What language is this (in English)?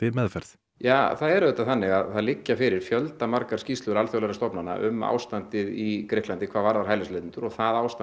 Icelandic